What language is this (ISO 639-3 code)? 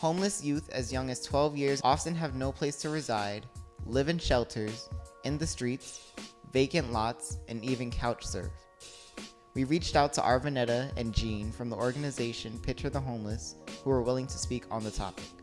eng